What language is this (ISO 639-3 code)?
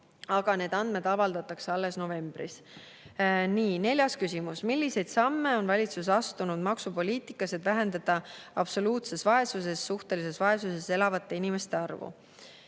est